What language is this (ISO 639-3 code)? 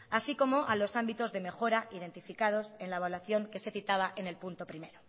spa